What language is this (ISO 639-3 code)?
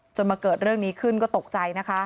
tha